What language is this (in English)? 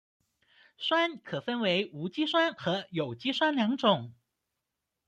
Chinese